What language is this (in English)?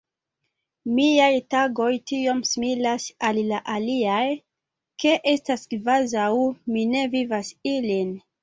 Esperanto